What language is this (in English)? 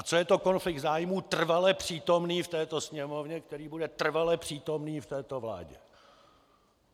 Czech